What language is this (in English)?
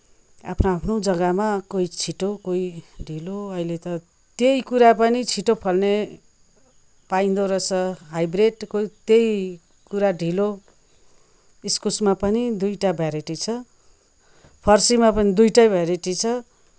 Nepali